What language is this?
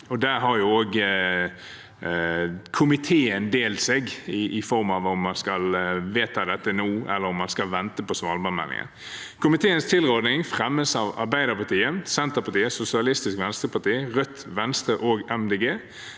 Norwegian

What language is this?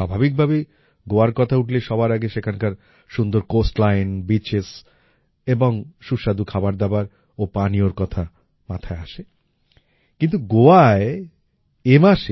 Bangla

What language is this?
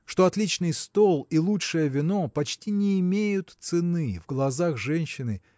Russian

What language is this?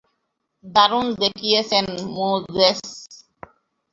Bangla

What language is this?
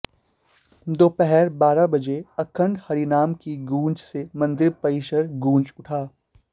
Sanskrit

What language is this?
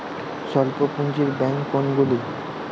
Bangla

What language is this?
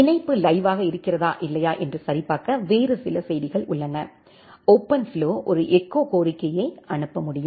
Tamil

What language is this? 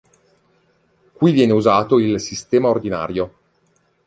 Italian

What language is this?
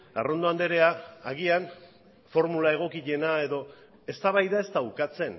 Basque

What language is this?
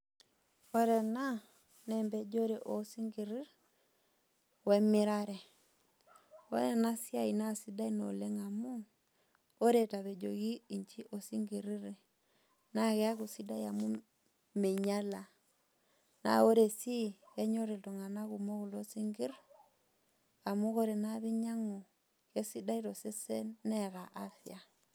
Masai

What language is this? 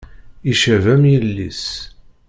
Kabyle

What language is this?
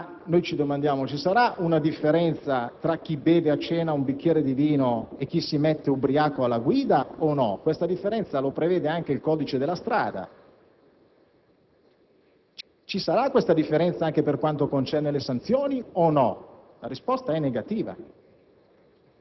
Italian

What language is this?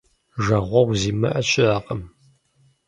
Kabardian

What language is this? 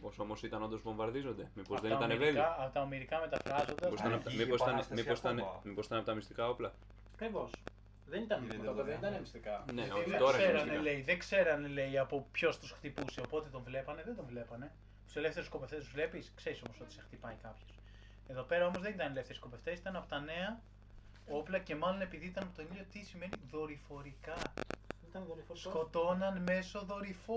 Greek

